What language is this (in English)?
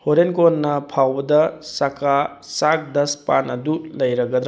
Manipuri